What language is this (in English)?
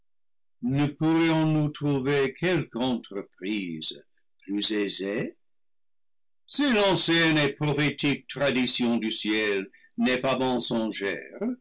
French